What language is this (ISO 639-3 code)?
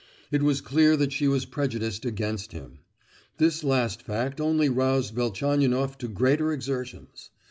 eng